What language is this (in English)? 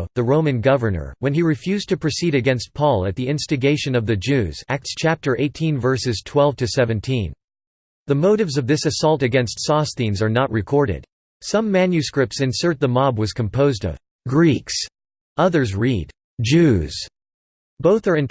English